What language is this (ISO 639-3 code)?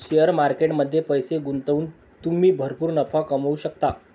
mar